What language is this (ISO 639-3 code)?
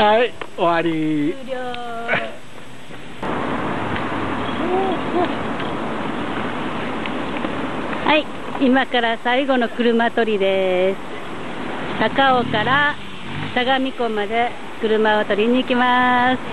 jpn